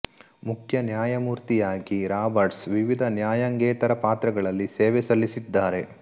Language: Kannada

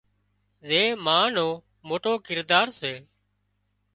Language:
Wadiyara Koli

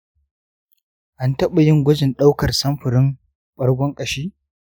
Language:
Hausa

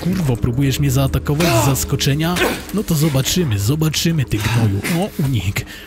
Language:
Polish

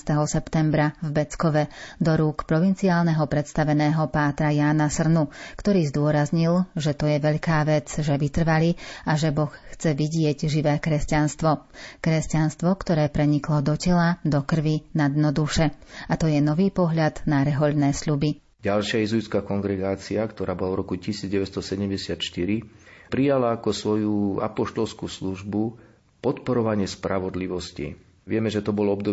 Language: Slovak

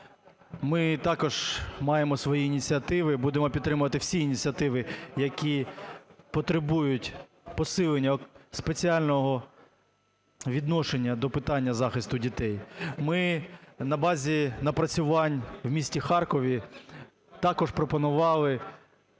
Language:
Ukrainian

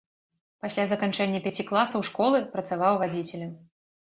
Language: Belarusian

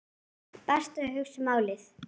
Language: Icelandic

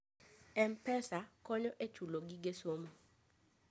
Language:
Luo (Kenya and Tanzania)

